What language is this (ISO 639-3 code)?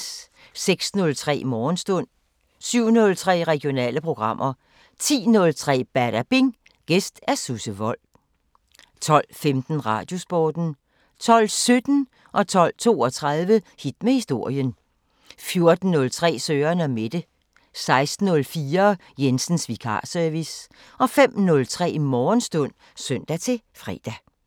dan